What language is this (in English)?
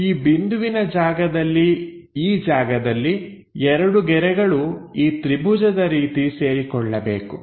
Kannada